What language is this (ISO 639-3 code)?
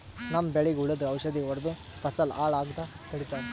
kan